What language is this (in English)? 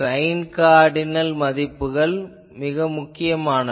Tamil